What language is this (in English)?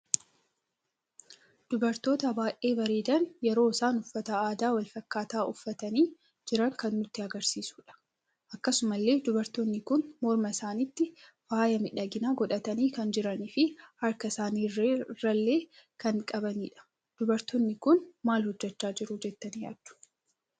Oromo